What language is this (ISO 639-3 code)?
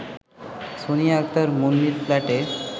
ben